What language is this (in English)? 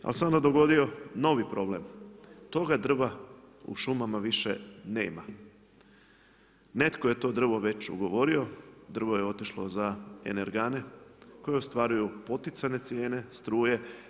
Croatian